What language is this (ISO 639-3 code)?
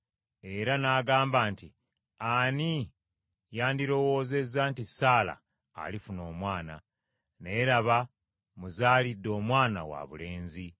lug